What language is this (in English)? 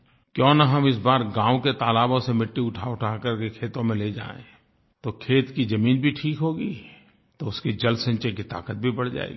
Hindi